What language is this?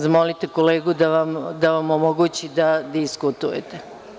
Serbian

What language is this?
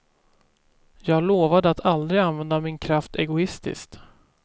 Swedish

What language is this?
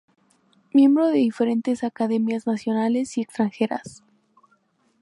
Spanish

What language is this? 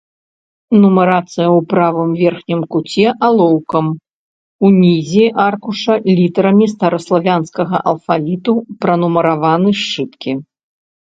Belarusian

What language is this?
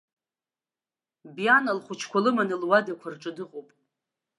Abkhazian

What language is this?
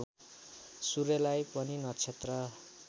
Nepali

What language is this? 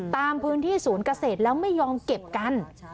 Thai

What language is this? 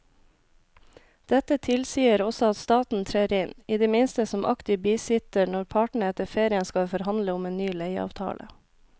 Norwegian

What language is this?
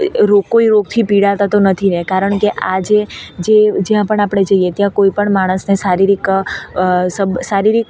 Gujarati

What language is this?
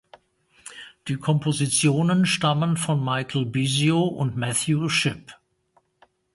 German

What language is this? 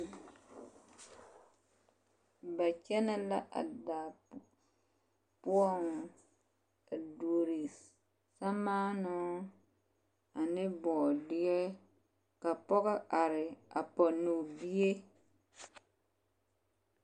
Southern Dagaare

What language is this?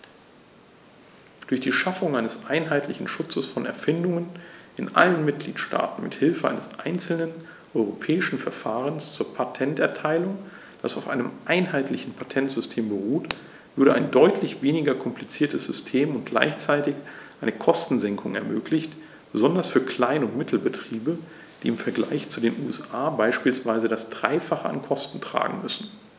German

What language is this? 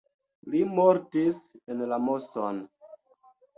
Esperanto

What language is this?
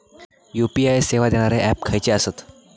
Marathi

